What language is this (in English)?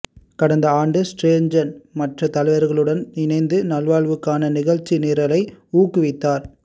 Tamil